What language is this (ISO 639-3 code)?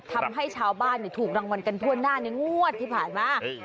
tha